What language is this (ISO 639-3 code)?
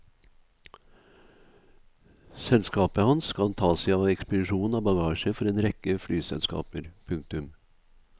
nor